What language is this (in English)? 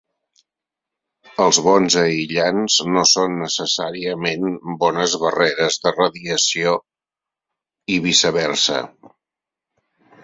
Catalan